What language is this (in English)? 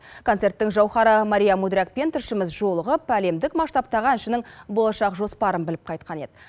Kazakh